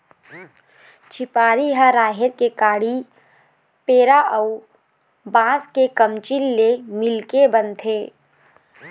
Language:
Chhattisgarhi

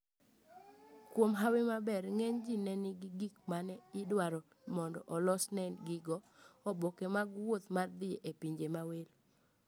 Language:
Luo (Kenya and Tanzania)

